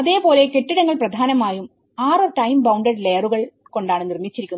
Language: Malayalam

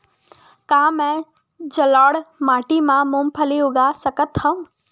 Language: Chhattisgarhi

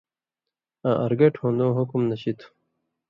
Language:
Indus Kohistani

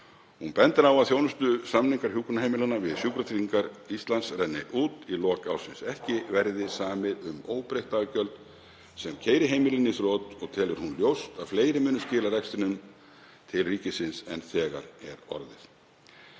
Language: Icelandic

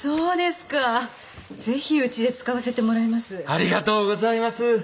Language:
Japanese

